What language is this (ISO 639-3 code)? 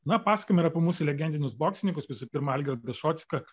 lit